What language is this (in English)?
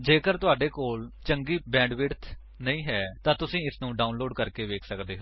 Punjabi